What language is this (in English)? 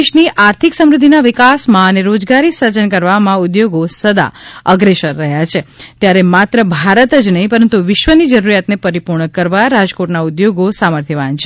Gujarati